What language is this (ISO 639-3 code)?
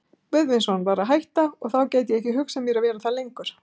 isl